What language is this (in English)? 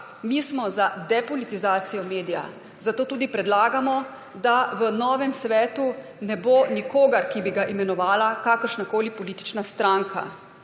Slovenian